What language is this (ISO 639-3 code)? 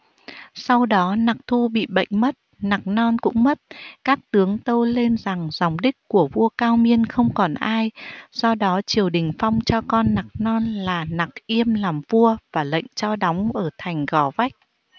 vie